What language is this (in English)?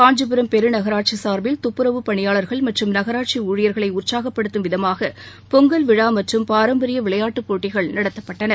Tamil